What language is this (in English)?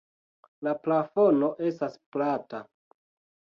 Esperanto